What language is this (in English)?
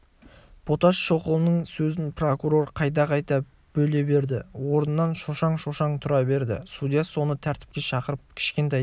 Kazakh